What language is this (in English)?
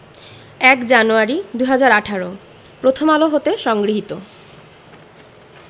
Bangla